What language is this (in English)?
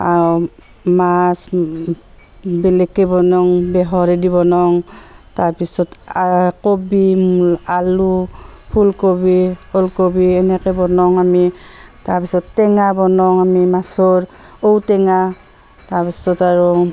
Assamese